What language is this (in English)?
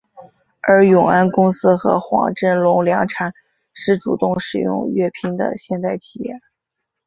Chinese